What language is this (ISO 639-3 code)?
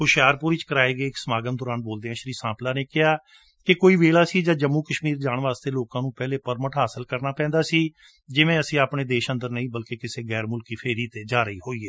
pan